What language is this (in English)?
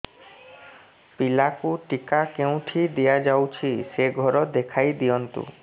Odia